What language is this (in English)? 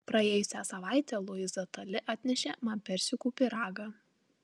Lithuanian